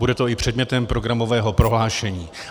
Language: Czech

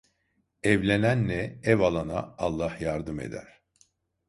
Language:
Turkish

